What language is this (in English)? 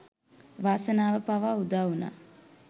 Sinhala